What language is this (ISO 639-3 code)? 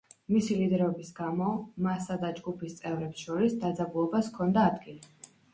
kat